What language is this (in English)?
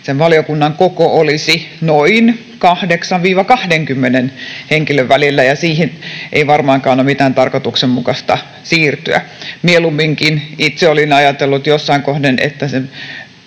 Finnish